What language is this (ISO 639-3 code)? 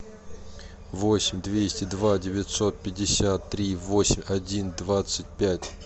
rus